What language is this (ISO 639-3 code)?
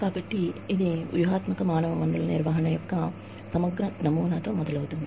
tel